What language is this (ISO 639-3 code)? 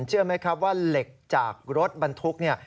tha